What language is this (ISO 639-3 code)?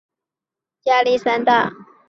zho